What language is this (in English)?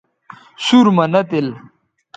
Bateri